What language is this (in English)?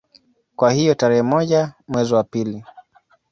Swahili